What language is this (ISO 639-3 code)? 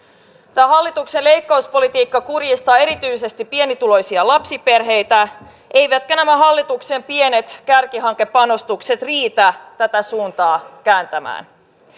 fin